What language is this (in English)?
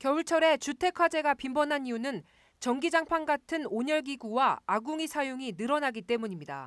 Korean